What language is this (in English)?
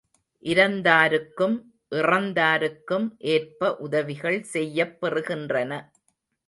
Tamil